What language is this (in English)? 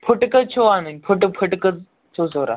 Kashmiri